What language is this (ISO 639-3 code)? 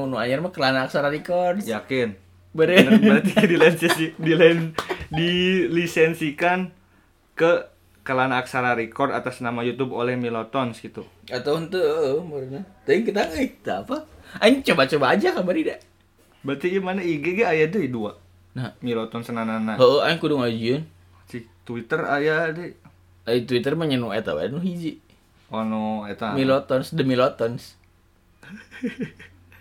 ind